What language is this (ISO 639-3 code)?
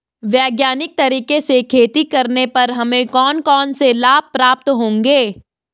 hin